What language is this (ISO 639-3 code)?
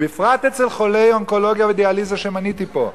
heb